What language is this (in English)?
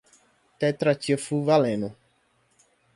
Portuguese